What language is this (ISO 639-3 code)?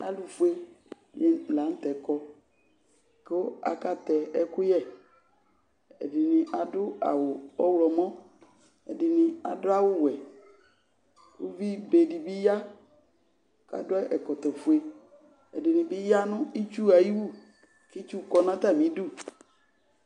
kpo